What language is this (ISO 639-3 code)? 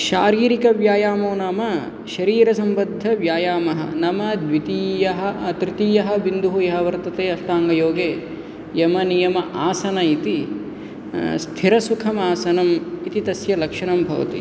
san